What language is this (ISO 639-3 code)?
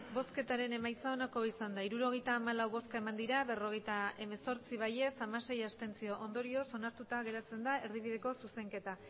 eus